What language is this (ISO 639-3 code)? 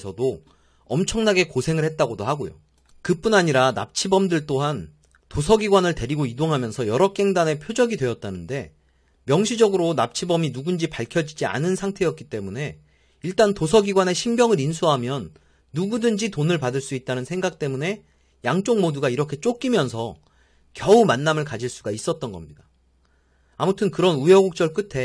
kor